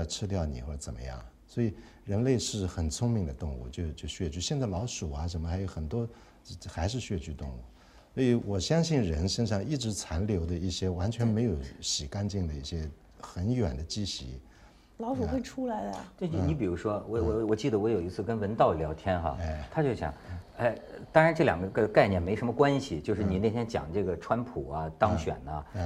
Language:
Chinese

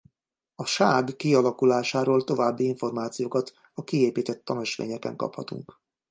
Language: Hungarian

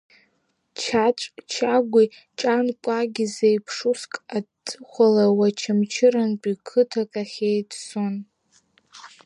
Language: Abkhazian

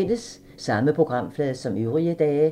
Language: Danish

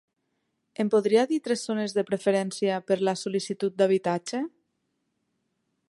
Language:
Catalan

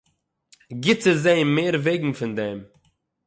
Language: Yiddish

